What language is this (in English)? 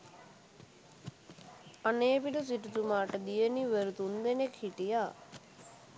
Sinhala